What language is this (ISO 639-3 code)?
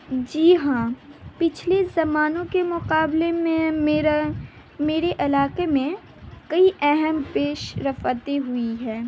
urd